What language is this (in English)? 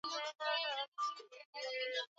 Swahili